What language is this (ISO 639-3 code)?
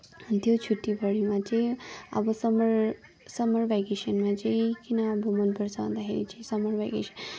nep